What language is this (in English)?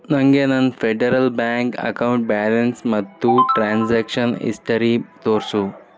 Kannada